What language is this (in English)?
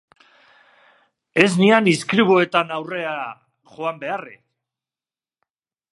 Basque